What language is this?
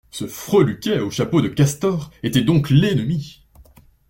French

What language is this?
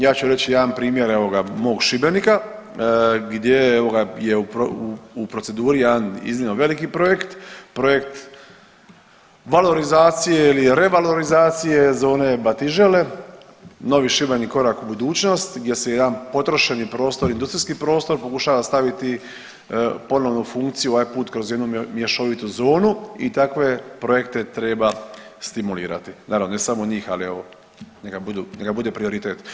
Croatian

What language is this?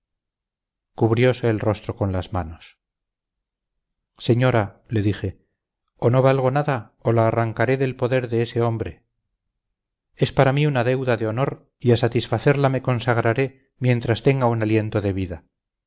Spanish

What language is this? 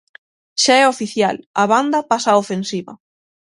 Galician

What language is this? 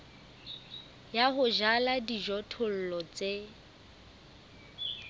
Southern Sotho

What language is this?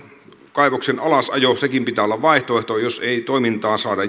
Finnish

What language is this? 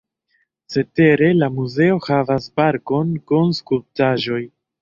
Esperanto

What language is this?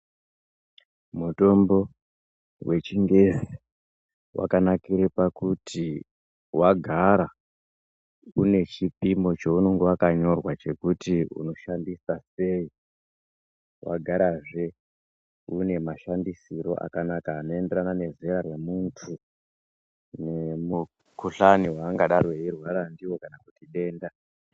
Ndau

